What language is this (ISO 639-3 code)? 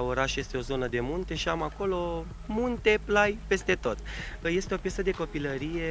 ron